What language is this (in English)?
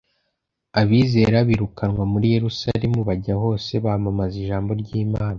Kinyarwanda